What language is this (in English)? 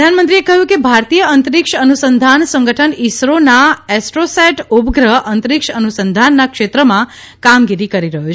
Gujarati